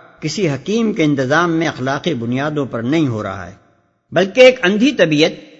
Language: Urdu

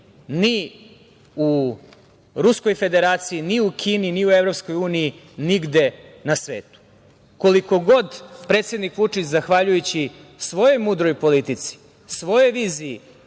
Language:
Serbian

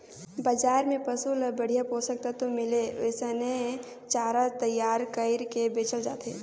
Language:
Chhattisgarhi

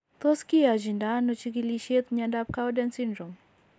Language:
Kalenjin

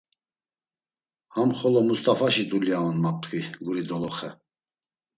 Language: Laz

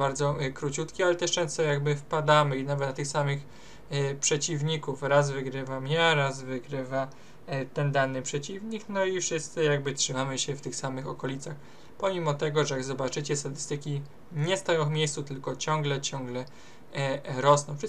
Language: Polish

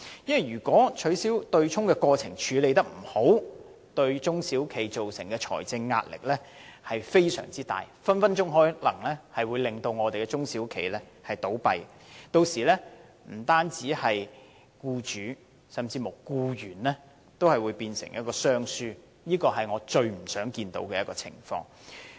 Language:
Cantonese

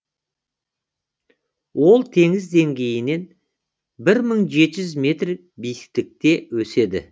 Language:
Kazakh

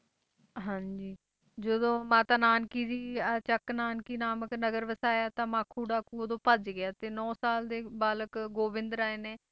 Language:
Punjabi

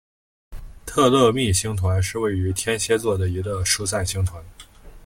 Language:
Chinese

